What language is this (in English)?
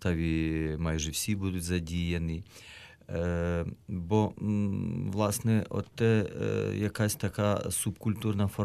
Ukrainian